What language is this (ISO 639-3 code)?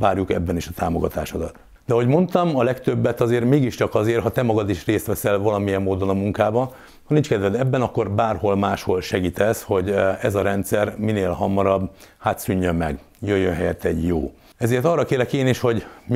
hun